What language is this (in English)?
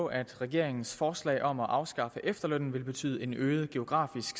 Danish